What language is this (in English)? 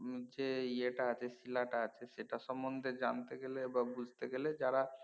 Bangla